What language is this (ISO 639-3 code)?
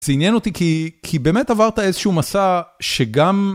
heb